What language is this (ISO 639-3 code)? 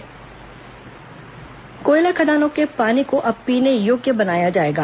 hin